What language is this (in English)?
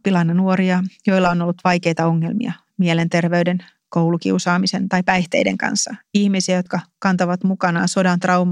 Finnish